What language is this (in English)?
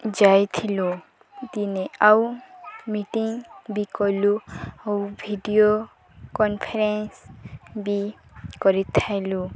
Odia